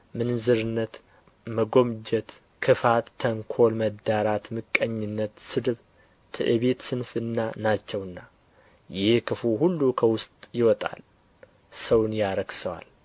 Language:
Amharic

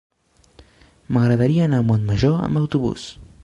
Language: Catalan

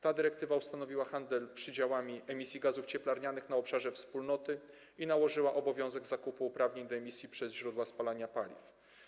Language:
Polish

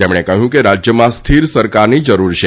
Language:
Gujarati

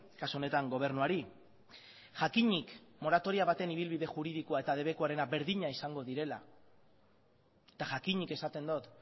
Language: Basque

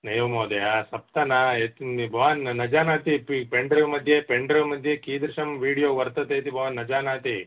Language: Sanskrit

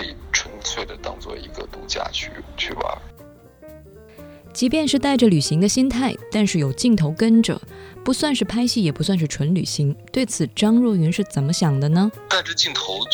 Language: Chinese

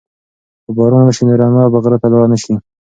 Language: Pashto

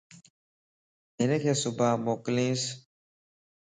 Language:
Lasi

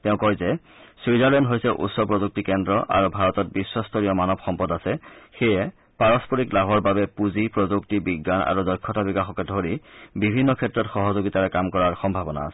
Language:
Assamese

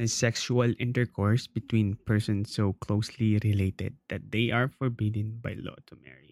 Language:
Filipino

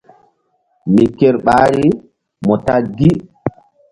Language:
Mbum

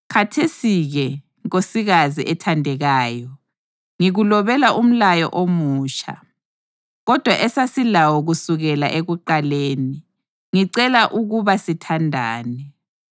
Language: North Ndebele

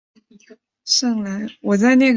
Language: Chinese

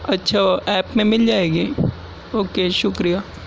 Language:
Urdu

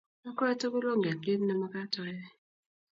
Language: Kalenjin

